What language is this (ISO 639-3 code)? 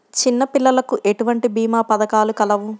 tel